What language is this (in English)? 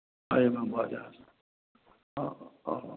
Maithili